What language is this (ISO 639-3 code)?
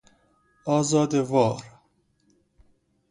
fas